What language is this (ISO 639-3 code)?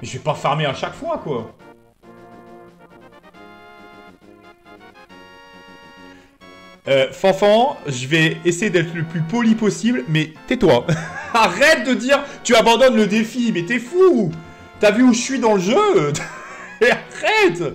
fra